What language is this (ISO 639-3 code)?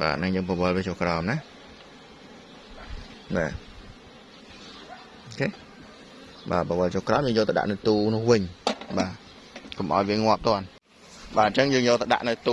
vie